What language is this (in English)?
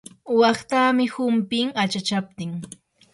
Yanahuanca Pasco Quechua